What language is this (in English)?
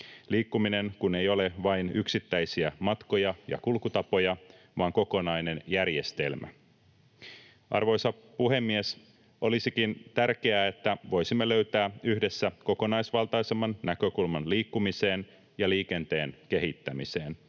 Finnish